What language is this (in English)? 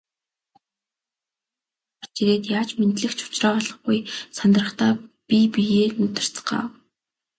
Mongolian